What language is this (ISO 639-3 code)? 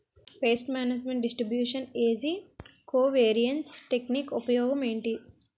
tel